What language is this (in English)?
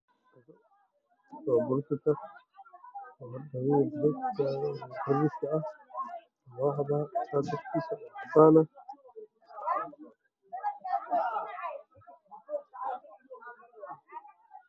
Somali